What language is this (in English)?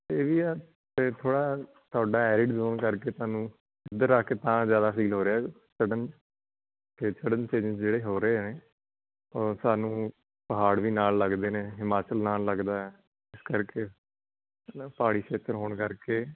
Punjabi